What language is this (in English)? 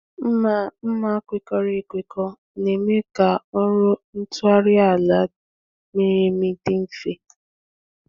Igbo